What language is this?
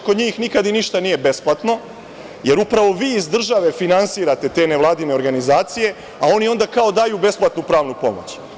Serbian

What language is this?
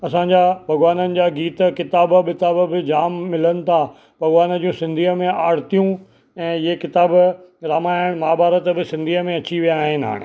Sindhi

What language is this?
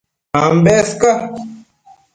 Matsés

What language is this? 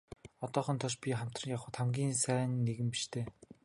Mongolian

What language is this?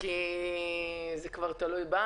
Hebrew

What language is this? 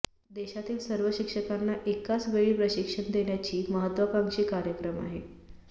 Marathi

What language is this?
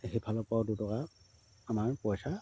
Assamese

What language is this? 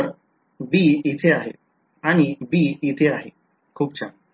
Marathi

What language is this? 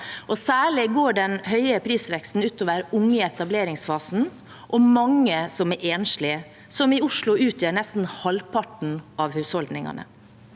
Norwegian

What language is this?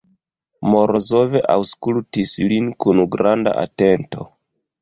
Esperanto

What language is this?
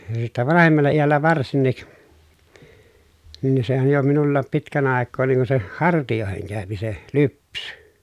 Finnish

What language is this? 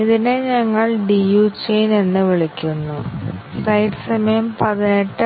Malayalam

